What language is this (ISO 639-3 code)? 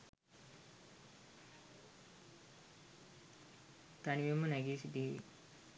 sin